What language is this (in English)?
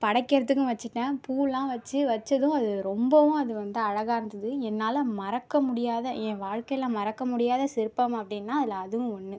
Tamil